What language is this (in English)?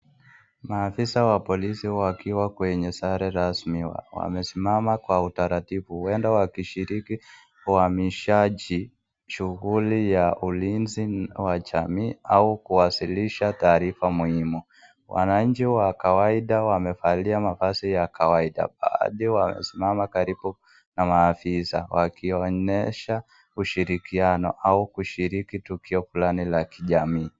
Swahili